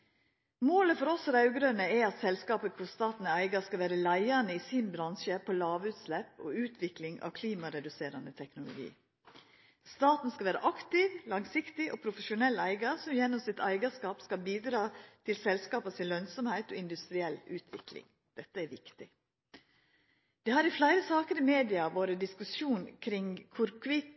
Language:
Norwegian Nynorsk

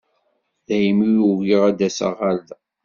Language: Kabyle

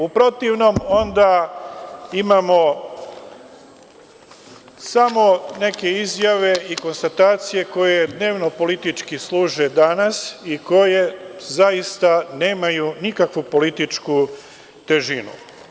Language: Serbian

